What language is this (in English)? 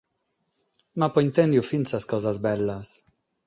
Sardinian